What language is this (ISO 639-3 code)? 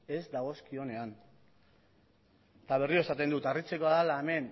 eus